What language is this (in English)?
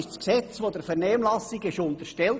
Swiss German